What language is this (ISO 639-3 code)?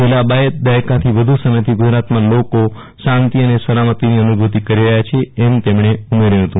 guj